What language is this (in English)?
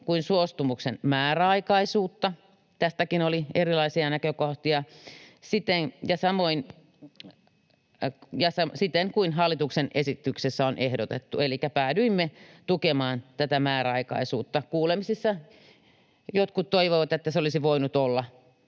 Finnish